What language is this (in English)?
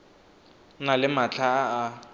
Tswana